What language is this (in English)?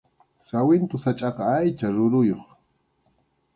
Arequipa-La Unión Quechua